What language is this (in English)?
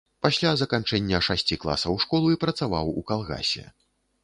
Belarusian